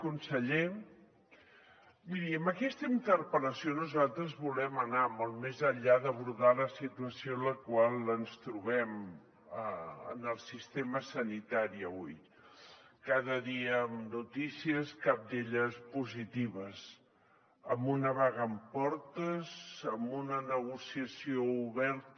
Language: Catalan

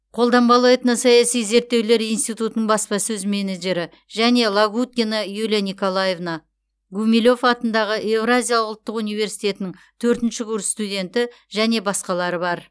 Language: Kazakh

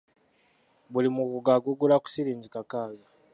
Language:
Ganda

